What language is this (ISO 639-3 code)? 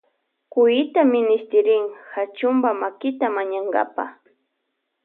qvj